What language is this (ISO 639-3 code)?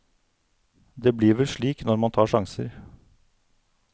nor